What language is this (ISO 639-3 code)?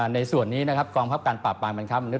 tha